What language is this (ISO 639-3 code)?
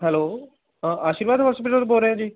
pan